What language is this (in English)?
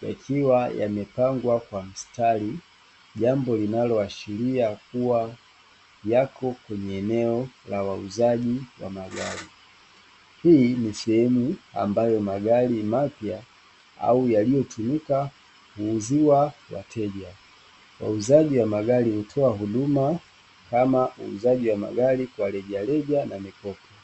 Swahili